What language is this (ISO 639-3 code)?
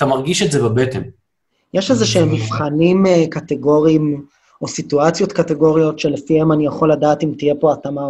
heb